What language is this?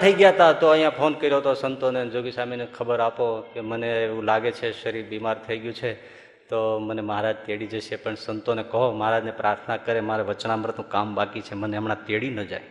Gujarati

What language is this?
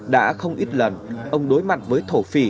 Vietnamese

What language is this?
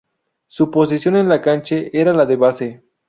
Spanish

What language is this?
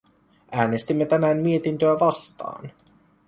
Finnish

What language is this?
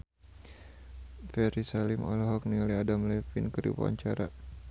Sundanese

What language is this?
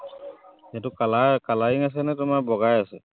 Assamese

